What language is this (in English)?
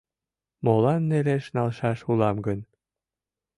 Mari